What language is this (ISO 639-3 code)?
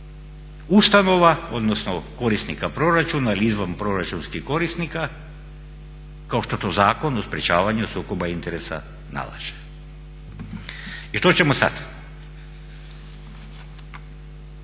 hrv